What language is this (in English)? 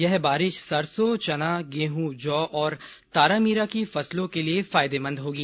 Hindi